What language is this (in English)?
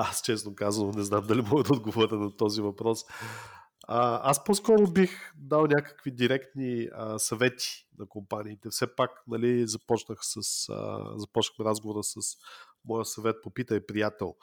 Bulgarian